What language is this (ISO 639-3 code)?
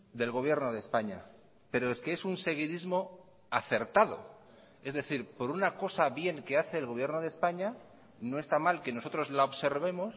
spa